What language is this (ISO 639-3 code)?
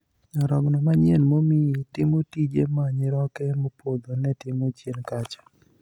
luo